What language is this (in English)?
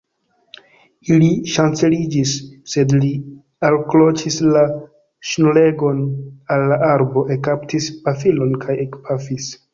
Esperanto